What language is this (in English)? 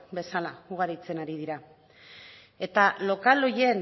Basque